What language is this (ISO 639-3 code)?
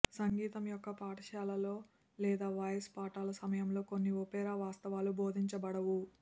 tel